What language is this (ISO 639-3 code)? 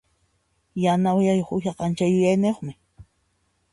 qxp